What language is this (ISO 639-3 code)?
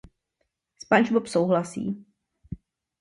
ces